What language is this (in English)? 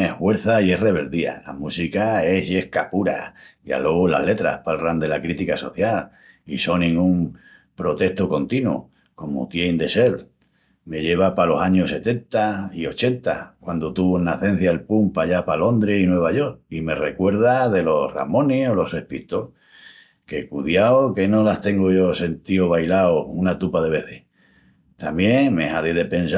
Extremaduran